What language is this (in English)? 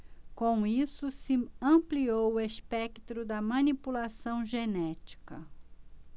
Portuguese